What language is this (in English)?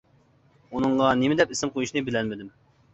Uyghur